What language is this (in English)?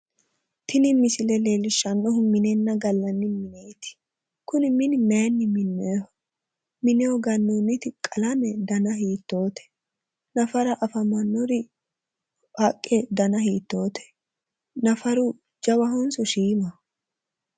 Sidamo